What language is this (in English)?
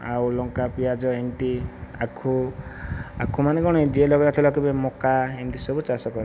Odia